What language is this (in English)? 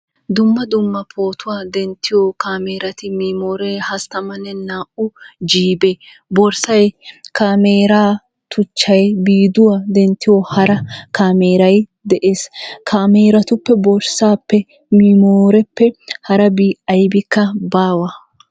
Wolaytta